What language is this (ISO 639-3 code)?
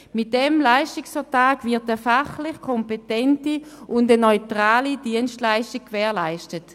gsw